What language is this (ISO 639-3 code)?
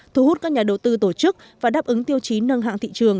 vie